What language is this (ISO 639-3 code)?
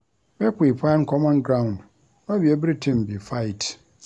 pcm